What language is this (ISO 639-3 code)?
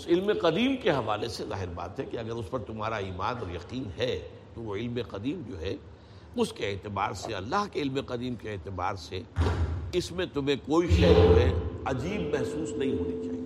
urd